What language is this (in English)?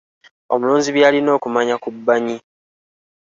Ganda